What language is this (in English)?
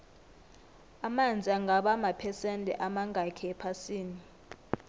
South Ndebele